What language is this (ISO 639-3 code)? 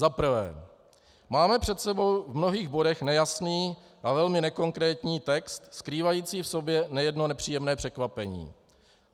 ces